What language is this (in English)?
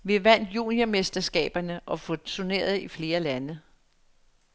Danish